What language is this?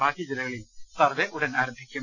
Malayalam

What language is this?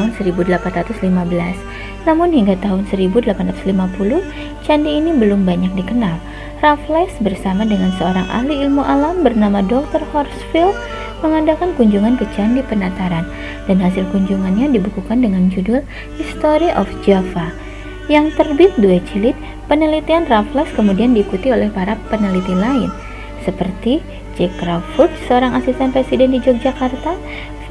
Indonesian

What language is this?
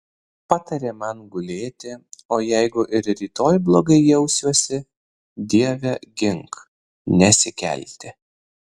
Lithuanian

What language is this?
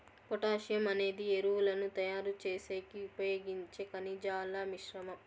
Telugu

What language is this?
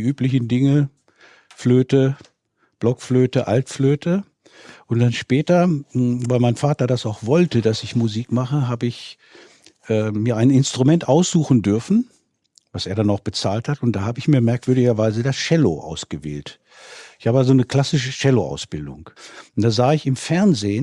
German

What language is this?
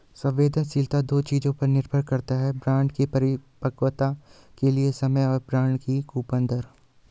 Hindi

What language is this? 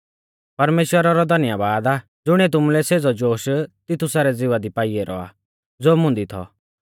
Mahasu Pahari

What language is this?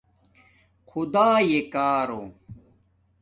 Domaaki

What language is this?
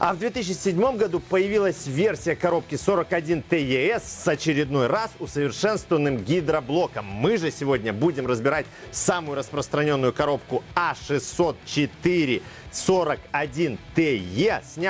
Russian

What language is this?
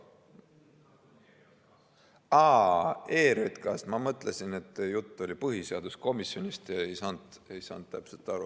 Estonian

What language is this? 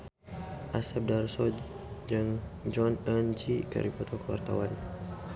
Sundanese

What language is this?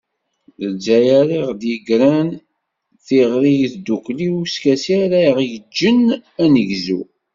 Kabyle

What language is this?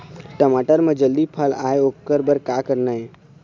Chhattisgarhi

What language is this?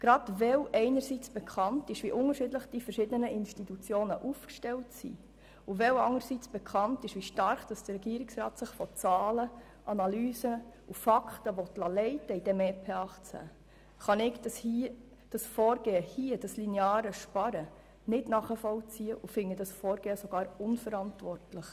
Swiss German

